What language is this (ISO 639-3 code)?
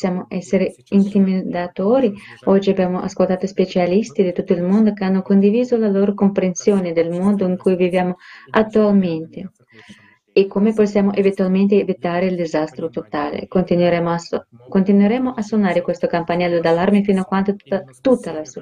ita